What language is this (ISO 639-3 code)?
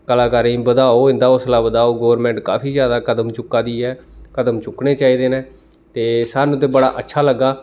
doi